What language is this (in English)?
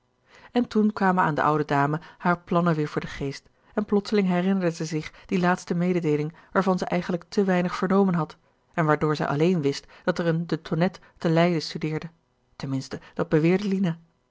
Dutch